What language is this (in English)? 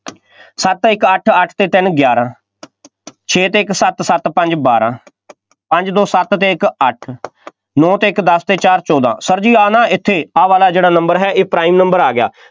Punjabi